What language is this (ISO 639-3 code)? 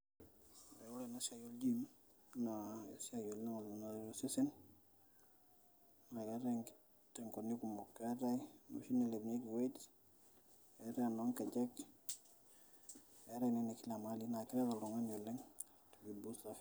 mas